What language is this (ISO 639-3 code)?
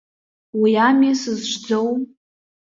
abk